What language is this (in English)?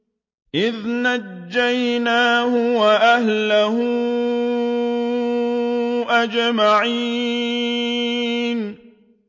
Arabic